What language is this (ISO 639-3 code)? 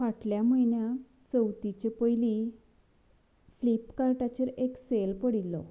kok